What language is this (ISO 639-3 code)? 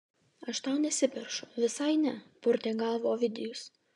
lit